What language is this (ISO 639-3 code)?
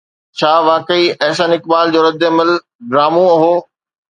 snd